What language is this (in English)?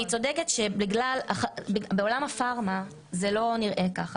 Hebrew